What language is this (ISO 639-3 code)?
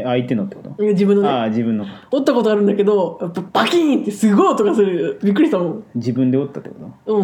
jpn